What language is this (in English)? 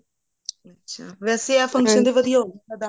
Punjabi